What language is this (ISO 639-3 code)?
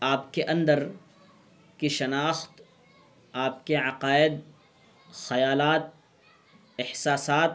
urd